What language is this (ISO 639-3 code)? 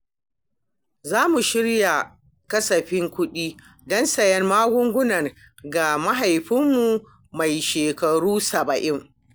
hau